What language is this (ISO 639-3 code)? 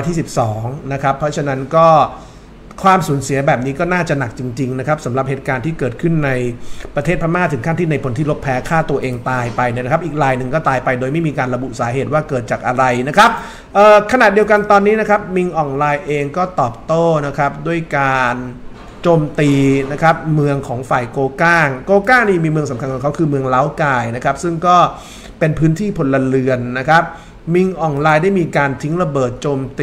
tha